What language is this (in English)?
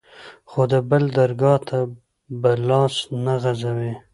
Pashto